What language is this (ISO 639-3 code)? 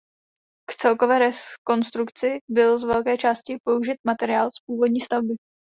ces